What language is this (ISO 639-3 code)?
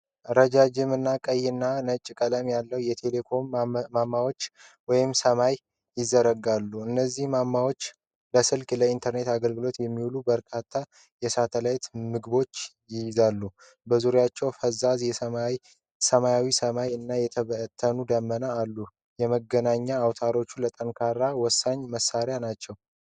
amh